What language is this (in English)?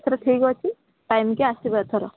Odia